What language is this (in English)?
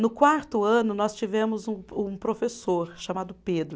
Portuguese